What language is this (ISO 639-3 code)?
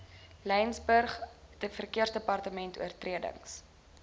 afr